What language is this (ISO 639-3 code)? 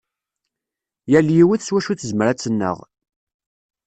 kab